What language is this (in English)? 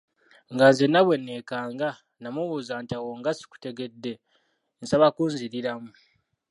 Ganda